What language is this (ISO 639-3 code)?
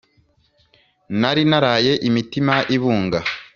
kin